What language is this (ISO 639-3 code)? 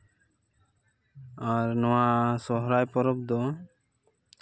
sat